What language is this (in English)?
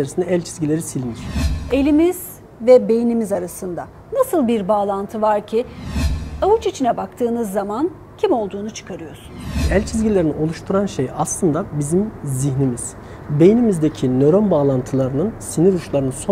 Turkish